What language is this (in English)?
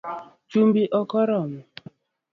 Luo (Kenya and Tanzania)